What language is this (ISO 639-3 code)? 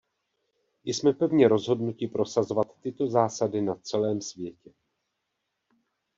ces